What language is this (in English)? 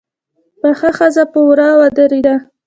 Pashto